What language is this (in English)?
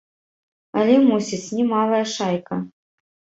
Belarusian